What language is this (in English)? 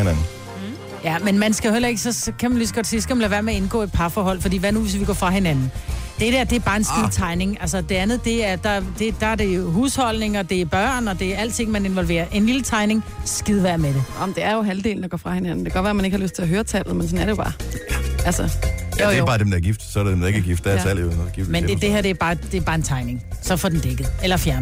Danish